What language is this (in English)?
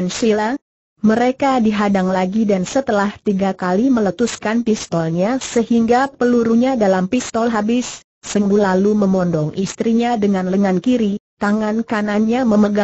Indonesian